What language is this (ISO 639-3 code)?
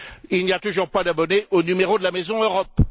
fra